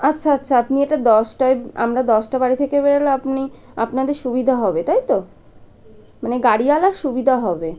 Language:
Bangla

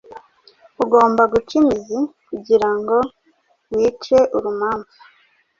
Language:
Kinyarwanda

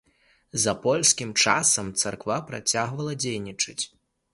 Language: Belarusian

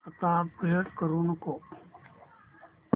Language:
Marathi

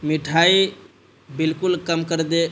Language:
Urdu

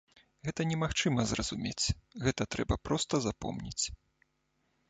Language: Belarusian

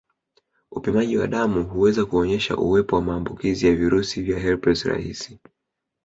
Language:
Swahili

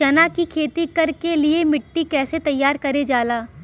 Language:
Bhojpuri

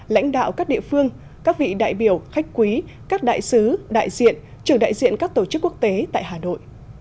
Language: Vietnamese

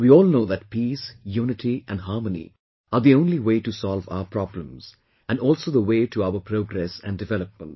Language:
English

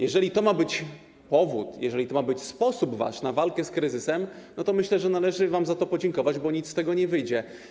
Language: Polish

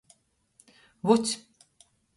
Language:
Latgalian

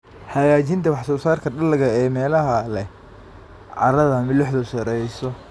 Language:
Somali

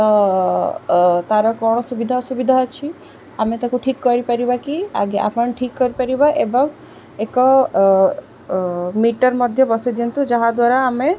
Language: Odia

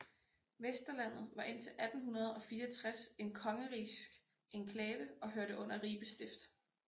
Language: Danish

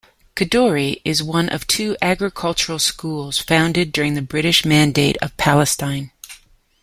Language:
English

